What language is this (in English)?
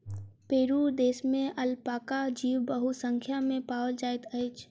Maithili